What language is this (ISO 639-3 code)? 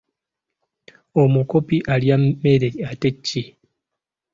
lug